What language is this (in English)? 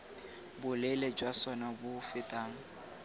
Tswana